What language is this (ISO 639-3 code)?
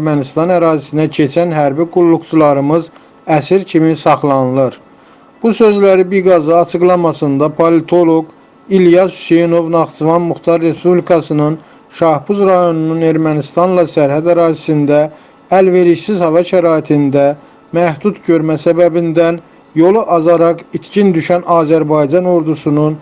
tur